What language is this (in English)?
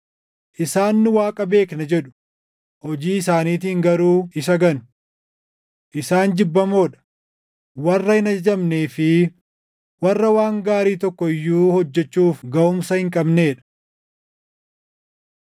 Oromo